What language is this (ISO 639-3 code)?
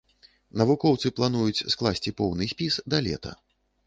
bel